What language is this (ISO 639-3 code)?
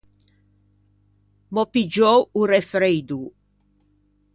lij